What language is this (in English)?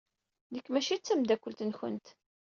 Kabyle